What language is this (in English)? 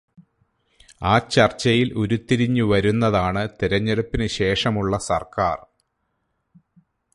Malayalam